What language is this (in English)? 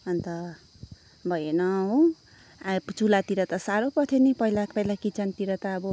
Nepali